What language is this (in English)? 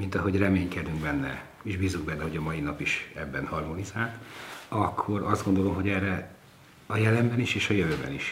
Hungarian